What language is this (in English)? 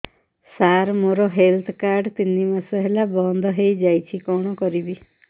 Odia